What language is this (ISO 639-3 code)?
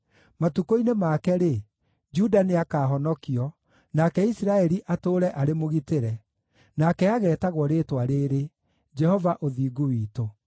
kik